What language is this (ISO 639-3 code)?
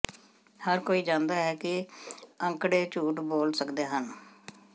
pan